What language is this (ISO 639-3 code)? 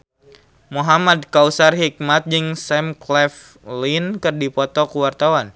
sun